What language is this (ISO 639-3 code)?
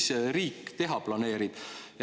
est